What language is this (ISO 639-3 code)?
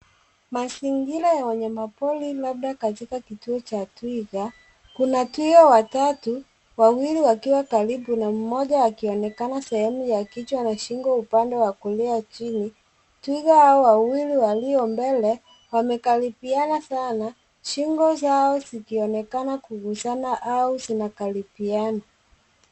swa